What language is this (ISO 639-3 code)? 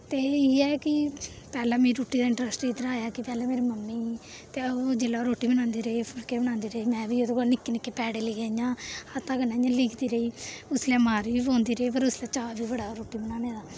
doi